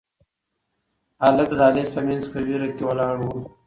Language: Pashto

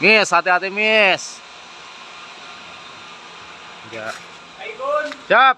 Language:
Indonesian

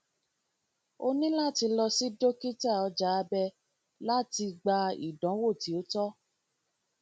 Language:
Yoruba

